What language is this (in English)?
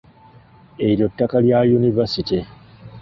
Ganda